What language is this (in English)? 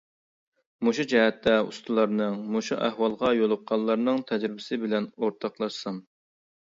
Uyghur